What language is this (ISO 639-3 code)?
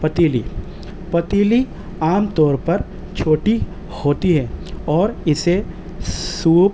urd